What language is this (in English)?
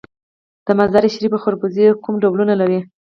Pashto